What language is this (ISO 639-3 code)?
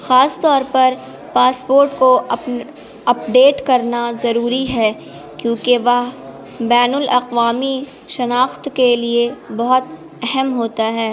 urd